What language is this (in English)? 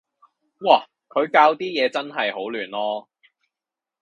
Cantonese